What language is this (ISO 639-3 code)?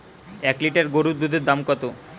ben